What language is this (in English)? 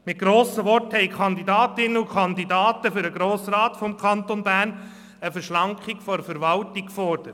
Swiss German